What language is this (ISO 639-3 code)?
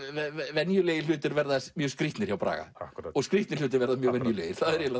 isl